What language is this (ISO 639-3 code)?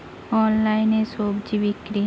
ben